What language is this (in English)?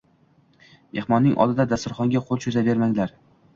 Uzbek